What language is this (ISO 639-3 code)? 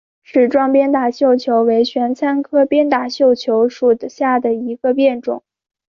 zho